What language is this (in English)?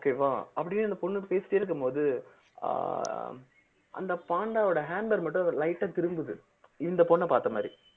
Tamil